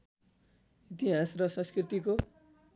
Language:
Nepali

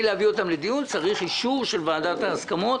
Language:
Hebrew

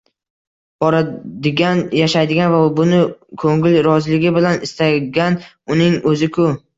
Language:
Uzbek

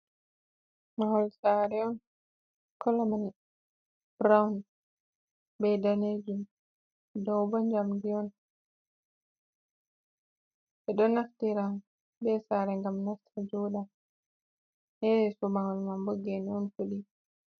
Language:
Fula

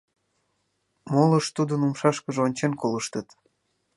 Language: Mari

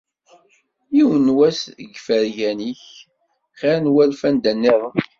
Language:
Kabyle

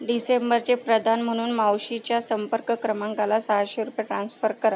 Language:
Marathi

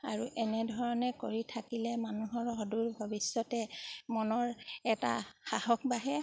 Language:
Assamese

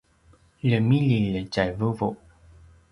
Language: Paiwan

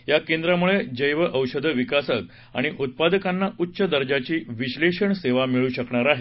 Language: Marathi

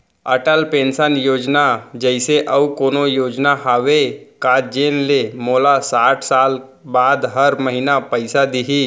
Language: Chhattisgarhi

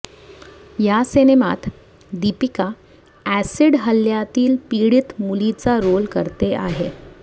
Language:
Marathi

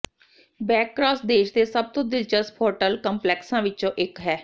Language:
Punjabi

